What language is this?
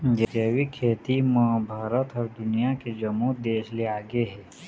Chhattisgarhi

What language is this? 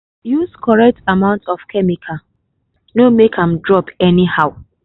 Nigerian Pidgin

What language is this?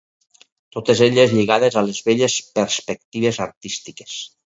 Catalan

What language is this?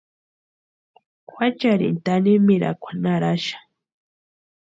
Western Highland Purepecha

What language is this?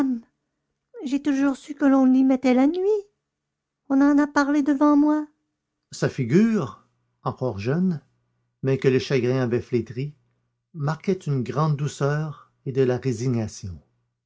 French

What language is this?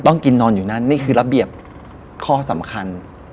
Thai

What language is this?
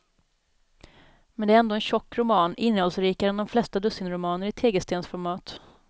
Swedish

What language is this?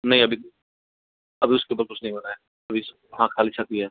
Hindi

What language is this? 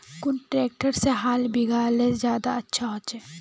Magahi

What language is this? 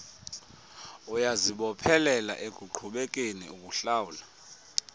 Xhosa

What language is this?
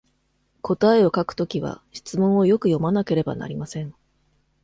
Japanese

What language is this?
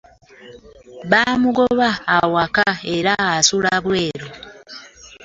Ganda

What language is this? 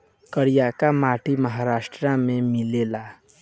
Bhojpuri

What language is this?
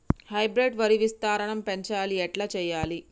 Telugu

